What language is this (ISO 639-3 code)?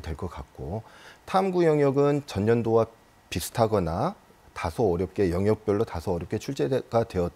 kor